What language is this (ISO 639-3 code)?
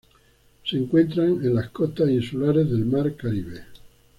spa